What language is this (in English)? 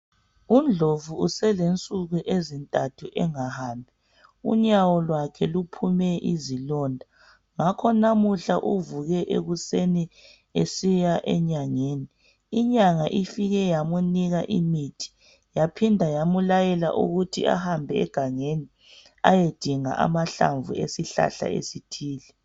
North Ndebele